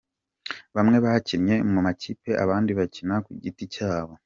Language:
Kinyarwanda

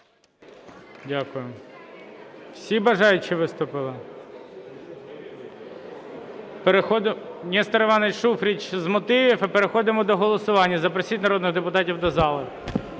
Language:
Ukrainian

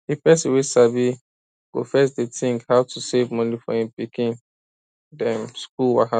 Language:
Nigerian Pidgin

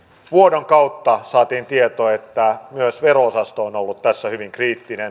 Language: Finnish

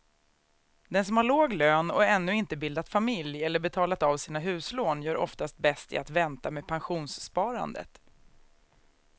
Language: Swedish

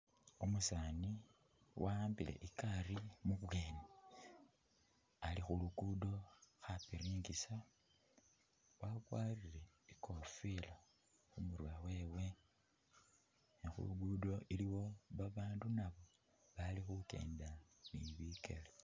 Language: Masaaba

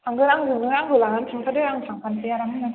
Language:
Bodo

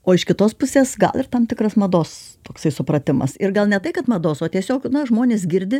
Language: Lithuanian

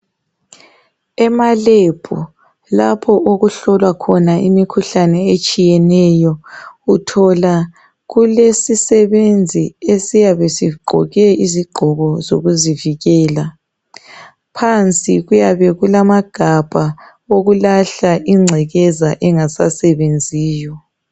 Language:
North Ndebele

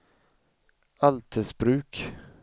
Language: Swedish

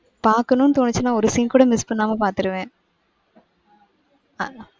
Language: Tamil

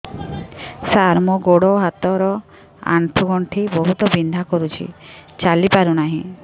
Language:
Odia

